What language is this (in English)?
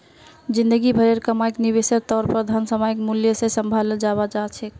Magahi